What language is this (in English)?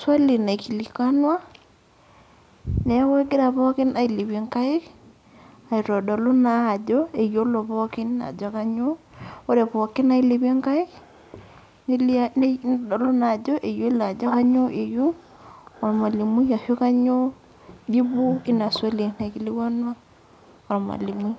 Masai